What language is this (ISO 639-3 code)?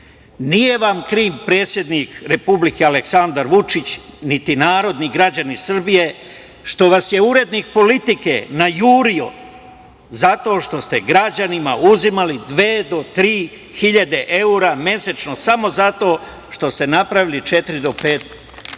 srp